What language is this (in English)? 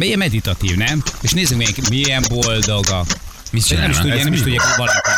Hungarian